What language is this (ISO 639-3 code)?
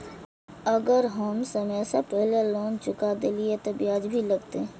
mai